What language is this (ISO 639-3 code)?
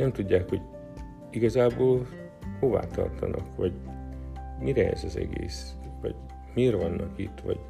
hun